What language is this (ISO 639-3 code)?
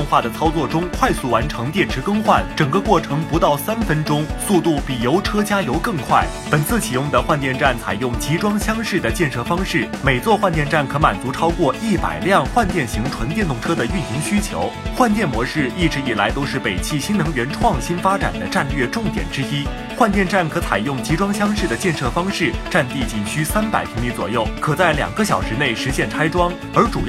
zho